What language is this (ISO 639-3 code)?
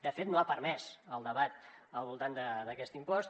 cat